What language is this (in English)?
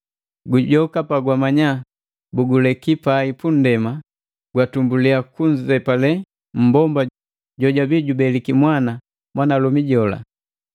Matengo